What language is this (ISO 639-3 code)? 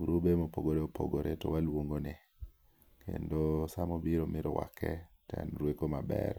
luo